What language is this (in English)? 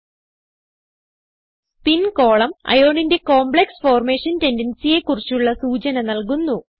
Malayalam